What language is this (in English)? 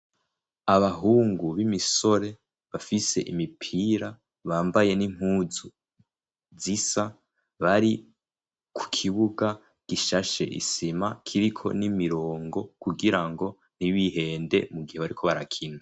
Rundi